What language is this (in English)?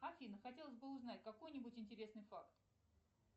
Russian